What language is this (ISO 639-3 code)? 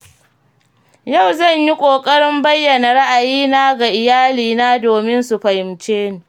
hau